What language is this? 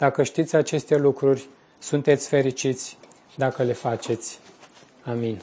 Romanian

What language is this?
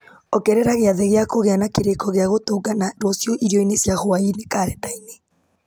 Kikuyu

